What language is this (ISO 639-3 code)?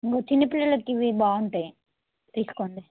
tel